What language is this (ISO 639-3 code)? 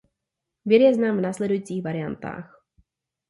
ces